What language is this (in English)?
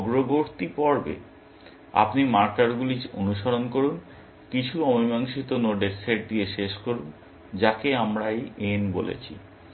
Bangla